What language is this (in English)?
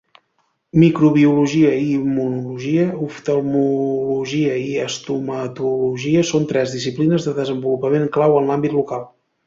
Catalan